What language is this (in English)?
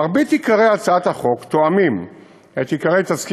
Hebrew